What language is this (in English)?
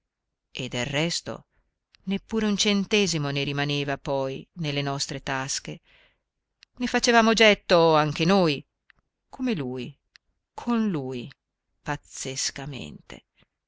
Italian